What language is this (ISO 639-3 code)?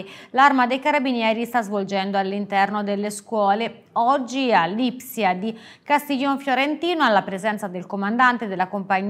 ita